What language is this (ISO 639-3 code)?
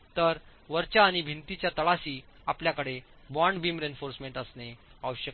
mar